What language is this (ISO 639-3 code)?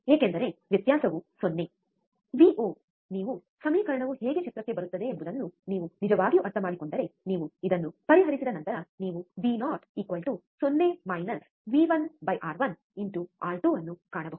kan